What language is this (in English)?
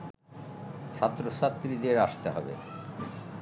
Bangla